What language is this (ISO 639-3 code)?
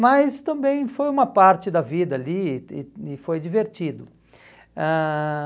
por